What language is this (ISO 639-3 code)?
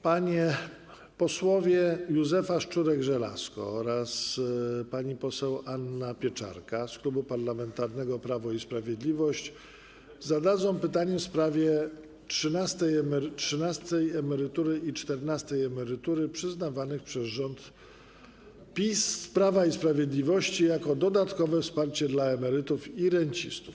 pol